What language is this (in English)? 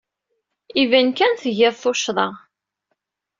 Kabyle